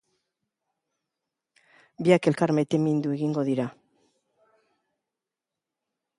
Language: Basque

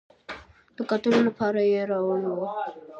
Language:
Pashto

